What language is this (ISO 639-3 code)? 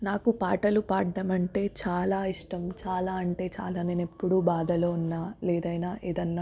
tel